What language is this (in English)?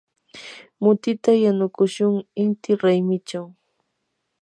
Yanahuanca Pasco Quechua